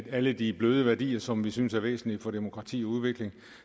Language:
Danish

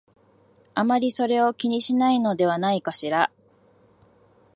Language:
Japanese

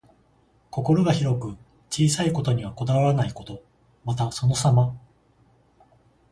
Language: Japanese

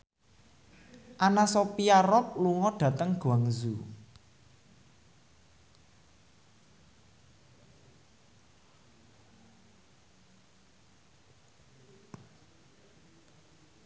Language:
Javanese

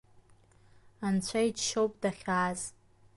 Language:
Abkhazian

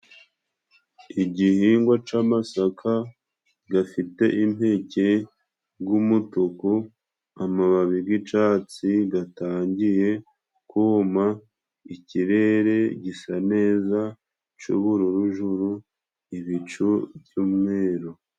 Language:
Kinyarwanda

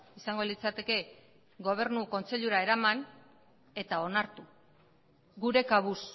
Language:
Basque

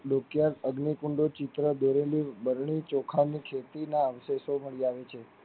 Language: Gujarati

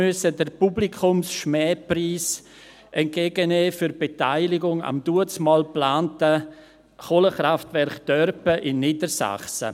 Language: Swiss German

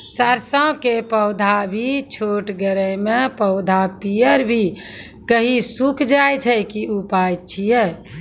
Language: Maithili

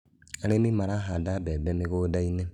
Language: Kikuyu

